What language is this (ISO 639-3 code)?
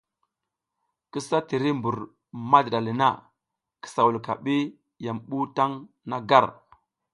giz